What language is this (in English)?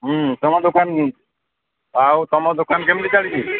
Odia